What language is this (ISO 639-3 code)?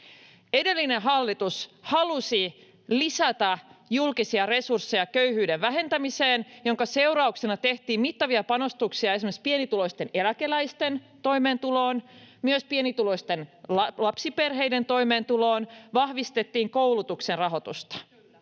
fin